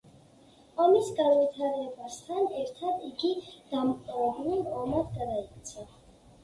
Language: Georgian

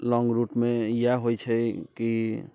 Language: Maithili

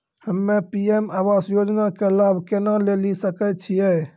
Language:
Maithili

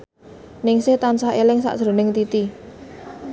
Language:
Javanese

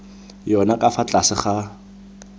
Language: Tswana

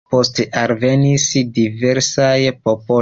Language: Esperanto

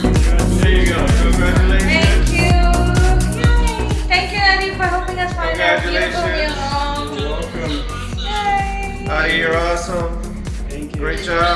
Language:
English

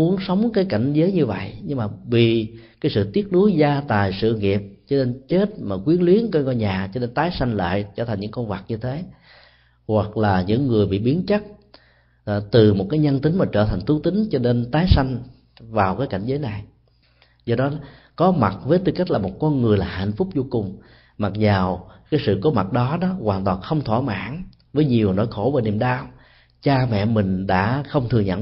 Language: Vietnamese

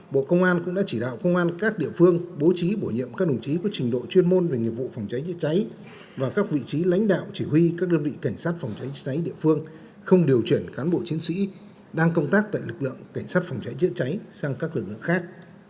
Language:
Vietnamese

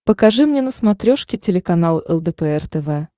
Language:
Russian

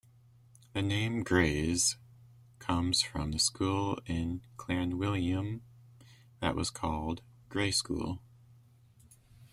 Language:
English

